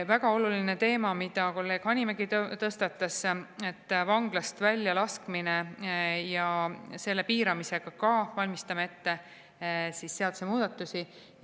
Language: Estonian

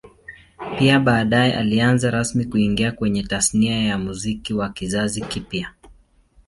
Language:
Swahili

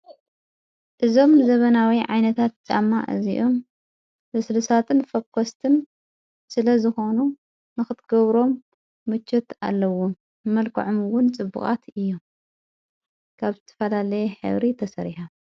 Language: Tigrinya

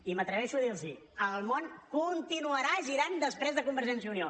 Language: Catalan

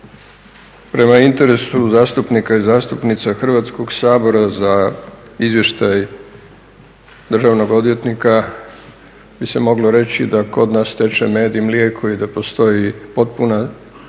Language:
Croatian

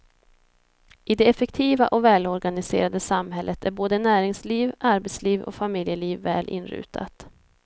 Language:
Swedish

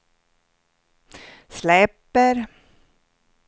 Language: Swedish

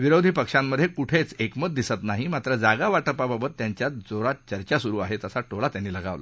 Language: Marathi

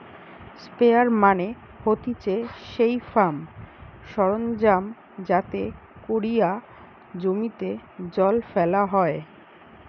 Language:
Bangla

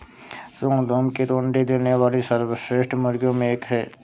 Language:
Hindi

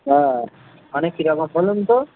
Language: Bangla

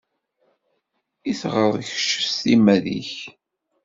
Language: Kabyle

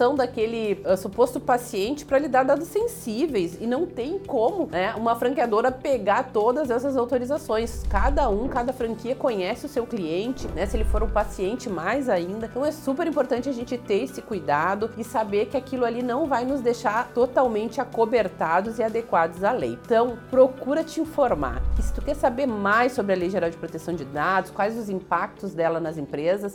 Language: Portuguese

